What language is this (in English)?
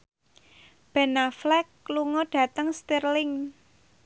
Javanese